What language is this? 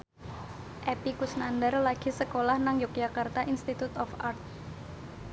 Javanese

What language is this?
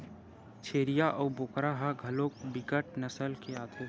Chhattisgarhi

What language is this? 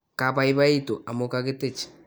Kalenjin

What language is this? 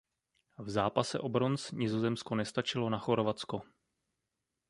Czech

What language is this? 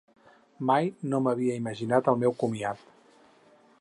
Catalan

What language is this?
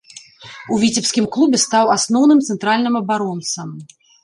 Belarusian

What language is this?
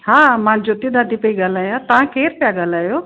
Sindhi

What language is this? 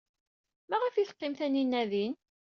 Kabyle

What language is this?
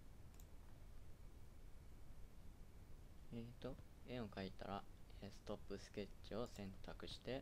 Japanese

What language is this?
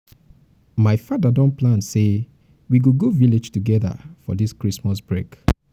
Nigerian Pidgin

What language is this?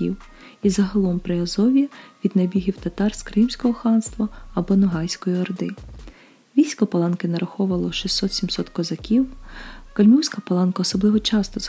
Ukrainian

